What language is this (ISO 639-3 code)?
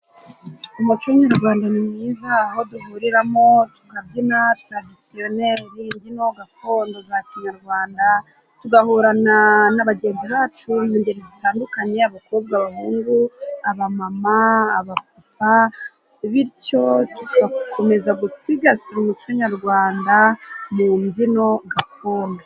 kin